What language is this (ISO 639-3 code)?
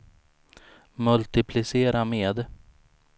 swe